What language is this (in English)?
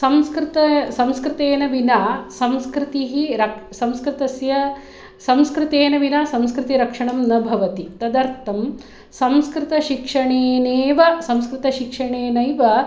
Sanskrit